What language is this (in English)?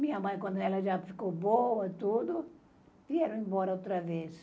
Portuguese